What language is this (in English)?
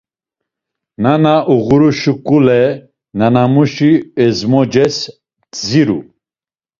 Laz